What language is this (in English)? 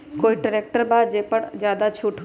Magahi